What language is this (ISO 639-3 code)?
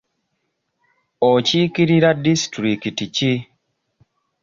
lug